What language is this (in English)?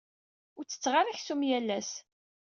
Kabyle